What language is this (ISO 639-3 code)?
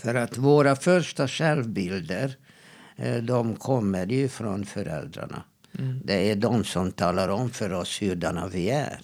swe